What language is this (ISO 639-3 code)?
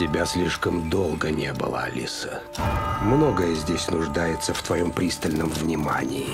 rus